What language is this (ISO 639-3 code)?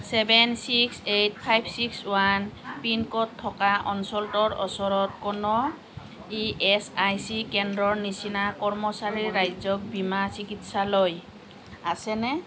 asm